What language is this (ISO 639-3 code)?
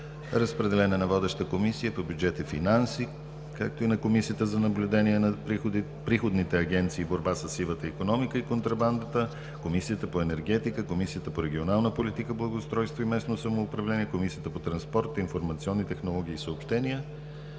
bul